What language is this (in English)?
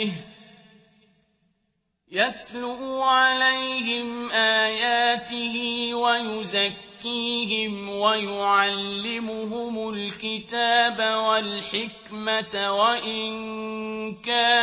Arabic